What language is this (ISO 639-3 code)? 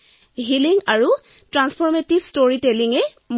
asm